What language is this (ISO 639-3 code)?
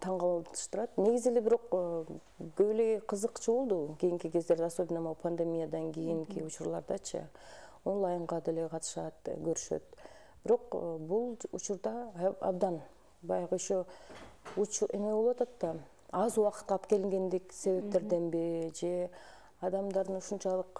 rus